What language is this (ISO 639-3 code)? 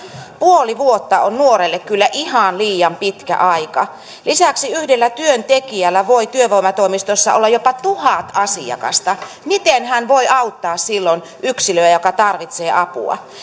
fin